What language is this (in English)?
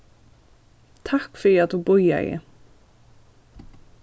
Faroese